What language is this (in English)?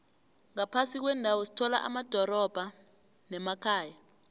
South Ndebele